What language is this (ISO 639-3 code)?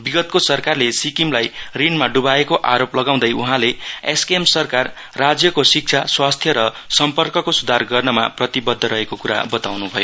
nep